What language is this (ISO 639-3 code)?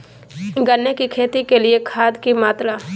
mag